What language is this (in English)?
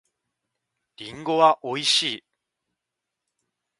Japanese